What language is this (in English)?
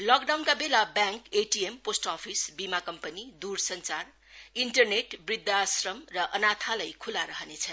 Nepali